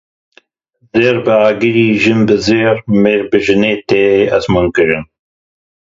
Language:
Kurdish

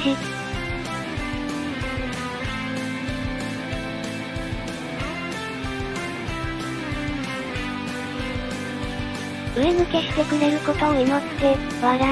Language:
Japanese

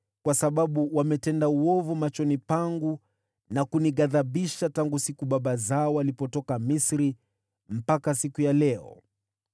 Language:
Swahili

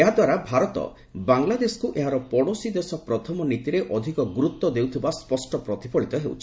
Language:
Odia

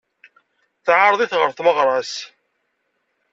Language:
Kabyle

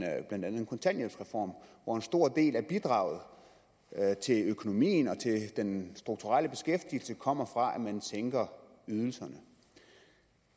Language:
Danish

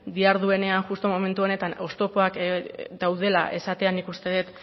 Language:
Basque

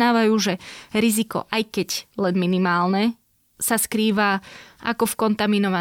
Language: Slovak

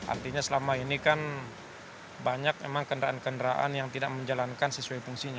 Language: Indonesian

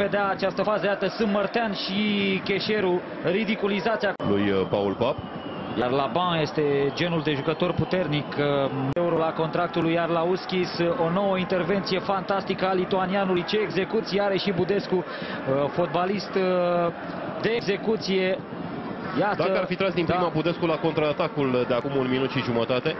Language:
Romanian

